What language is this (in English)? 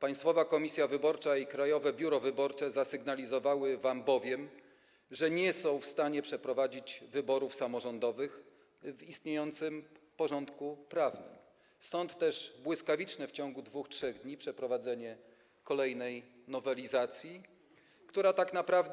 Polish